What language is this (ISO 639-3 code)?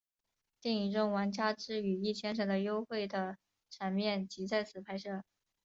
zho